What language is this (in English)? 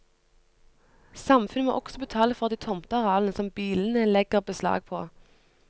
Norwegian